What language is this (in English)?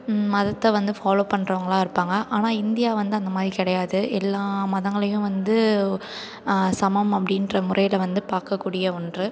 Tamil